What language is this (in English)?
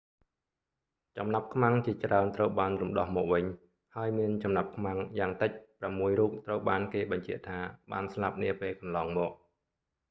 Khmer